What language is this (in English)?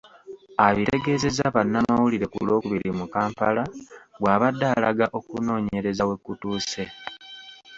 Ganda